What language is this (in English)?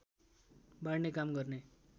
Nepali